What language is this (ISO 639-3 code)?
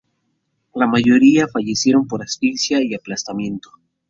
spa